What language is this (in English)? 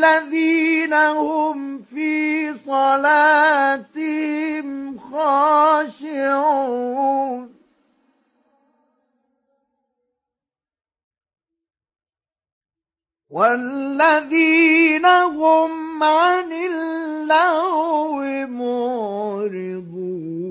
Arabic